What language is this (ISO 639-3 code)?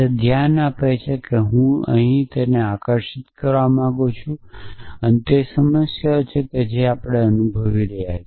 guj